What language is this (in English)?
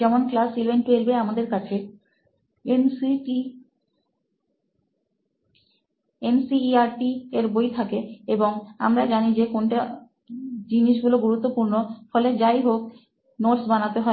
Bangla